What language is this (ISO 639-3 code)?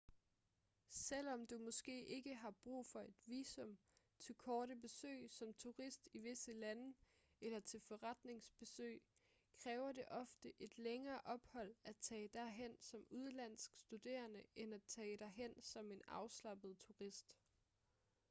dan